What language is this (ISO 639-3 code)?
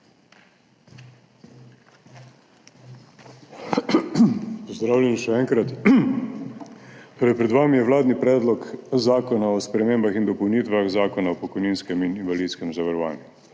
slv